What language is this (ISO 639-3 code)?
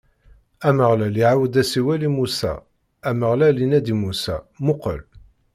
kab